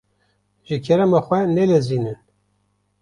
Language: Kurdish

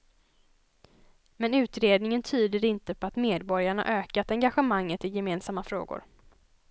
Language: Swedish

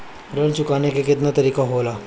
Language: Bhojpuri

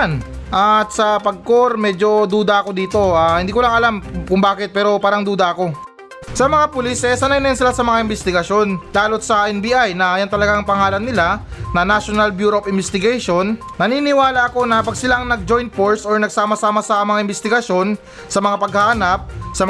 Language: Filipino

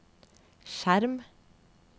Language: Norwegian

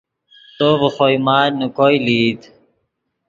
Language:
Yidgha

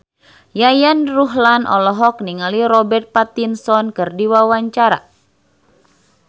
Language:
Sundanese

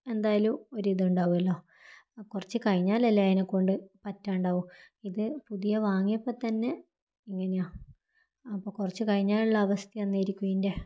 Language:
Malayalam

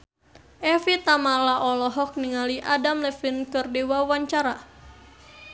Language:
Sundanese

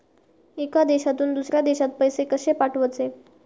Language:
Marathi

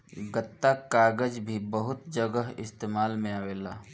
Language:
Bhojpuri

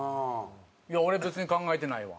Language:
Japanese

